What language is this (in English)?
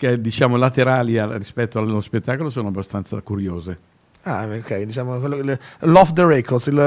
Italian